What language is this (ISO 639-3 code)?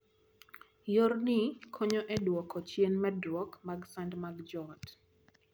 luo